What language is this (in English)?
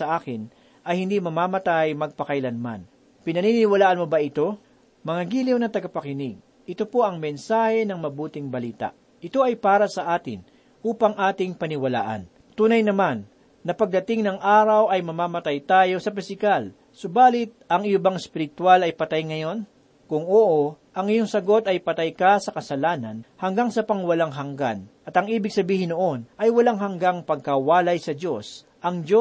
Filipino